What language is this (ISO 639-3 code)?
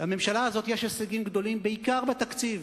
heb